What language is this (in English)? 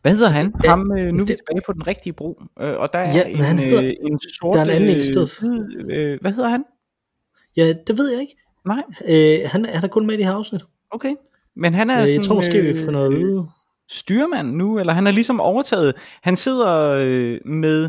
Danish